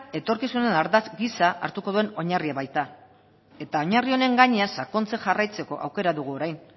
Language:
Basque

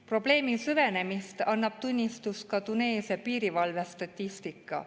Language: Estonian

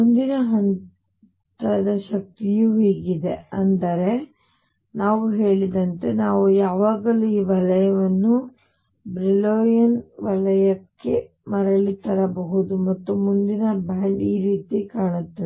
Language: Kannada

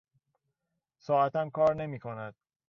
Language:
Persian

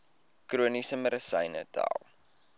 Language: Afrikaans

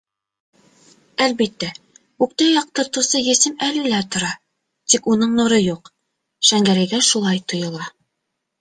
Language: Bashkir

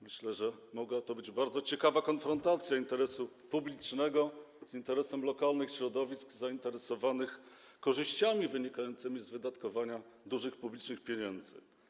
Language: Polish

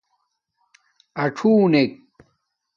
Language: Domaaki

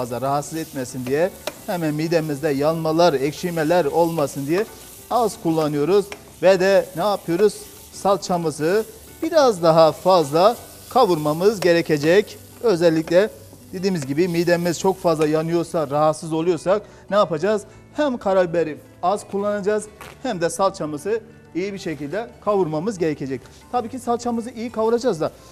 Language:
Turkish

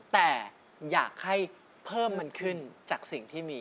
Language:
Thai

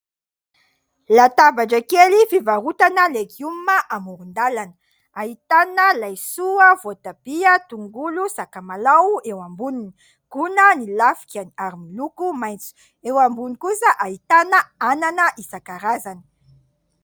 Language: Malagasy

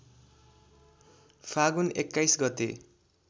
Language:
Nepali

